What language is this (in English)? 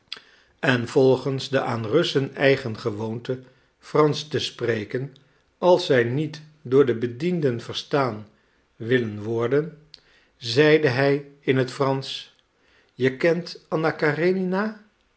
Dutch